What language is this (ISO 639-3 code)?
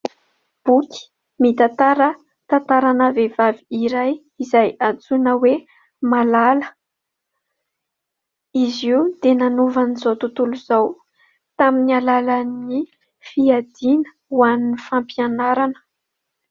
mlg